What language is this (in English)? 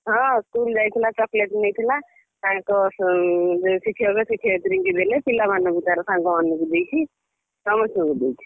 Odia